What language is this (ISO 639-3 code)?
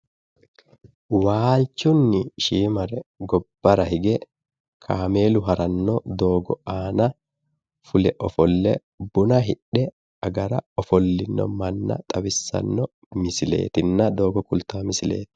sid